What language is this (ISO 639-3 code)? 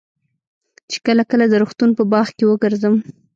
pus